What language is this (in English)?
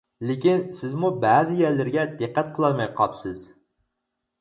Uyghur